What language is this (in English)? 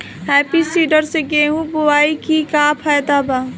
Bhojpuri